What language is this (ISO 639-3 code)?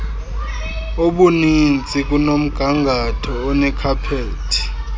xho